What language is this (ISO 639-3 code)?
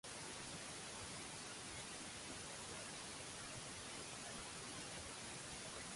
eng